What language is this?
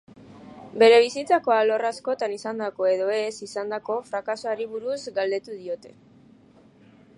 Basque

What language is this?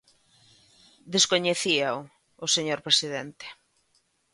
Galician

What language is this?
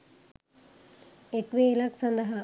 Sinhala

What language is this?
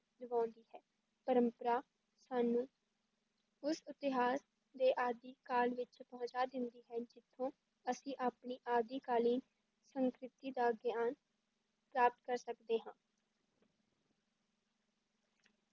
Punjabi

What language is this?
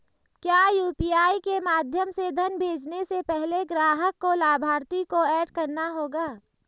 Hindi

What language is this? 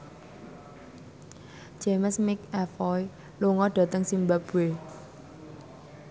Javanese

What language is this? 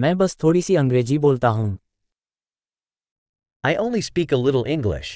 Hindi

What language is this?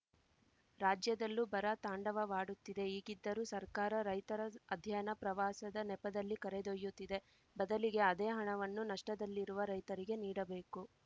Kannada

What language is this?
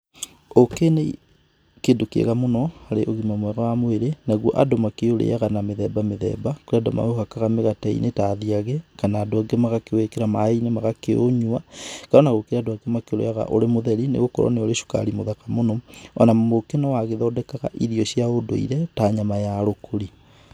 Kikuyu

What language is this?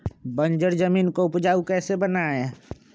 Magahi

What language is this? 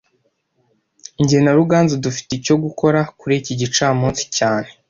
Kinyarwanda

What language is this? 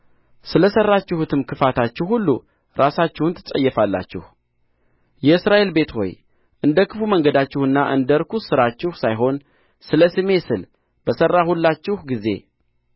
Amharic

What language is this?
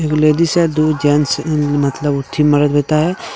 Hindi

